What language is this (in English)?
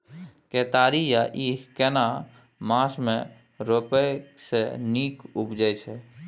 Maithili